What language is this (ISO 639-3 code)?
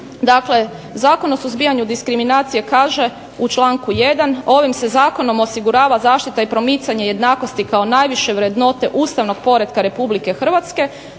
hrv